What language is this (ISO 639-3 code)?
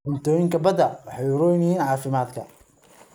som